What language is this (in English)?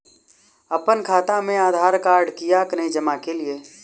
Maithili